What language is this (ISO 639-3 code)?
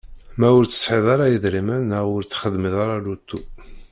kab